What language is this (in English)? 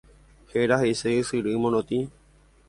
Guarani